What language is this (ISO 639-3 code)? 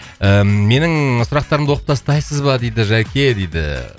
kaz